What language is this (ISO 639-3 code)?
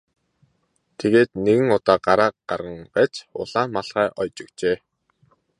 mon